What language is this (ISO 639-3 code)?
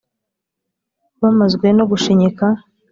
kin